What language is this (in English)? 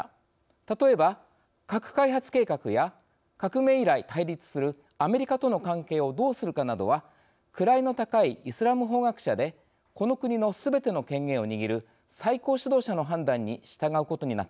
Japanese